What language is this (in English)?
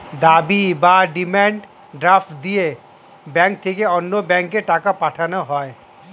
Bangla